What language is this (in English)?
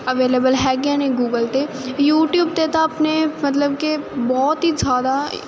Punjabi